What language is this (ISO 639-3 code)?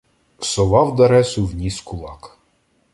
ukr